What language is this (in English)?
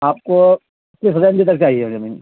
Urdu